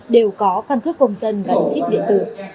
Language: Vietnamese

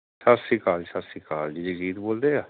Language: Punjabi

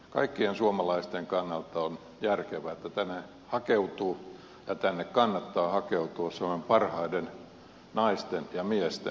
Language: Finnish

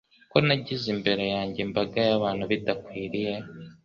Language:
Kinyarwanda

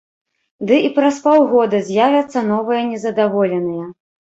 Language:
Belarusian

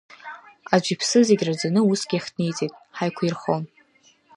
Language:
Abkhazian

